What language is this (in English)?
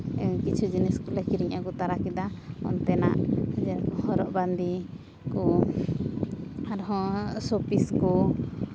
Santali